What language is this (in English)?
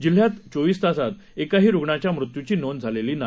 Marathi